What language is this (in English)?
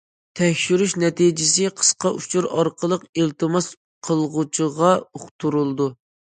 Uyghur